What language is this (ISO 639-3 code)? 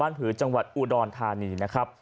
tha